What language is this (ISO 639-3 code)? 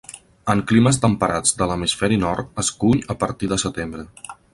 cat